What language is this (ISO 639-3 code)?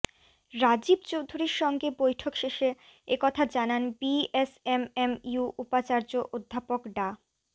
ben